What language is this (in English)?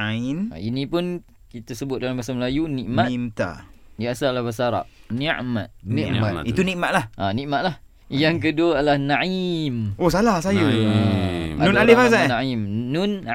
Malay